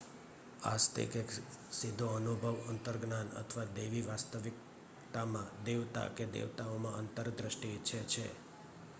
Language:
Gujarati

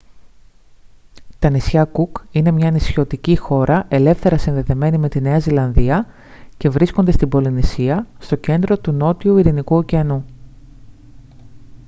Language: Greek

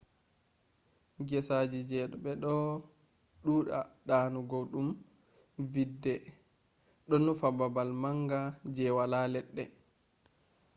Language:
Fula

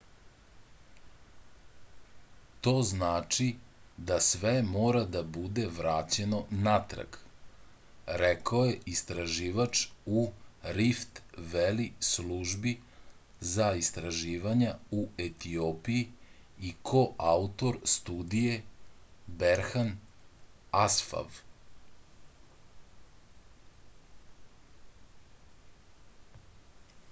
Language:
Serbian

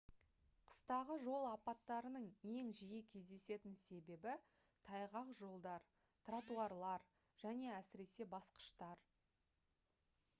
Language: Kazakh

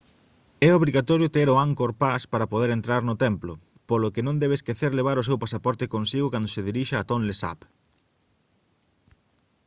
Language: Galician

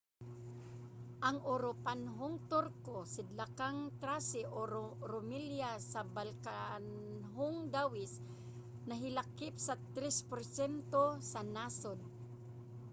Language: Cebuano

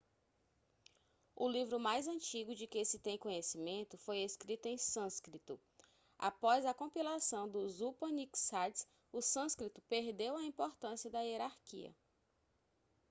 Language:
Portuguese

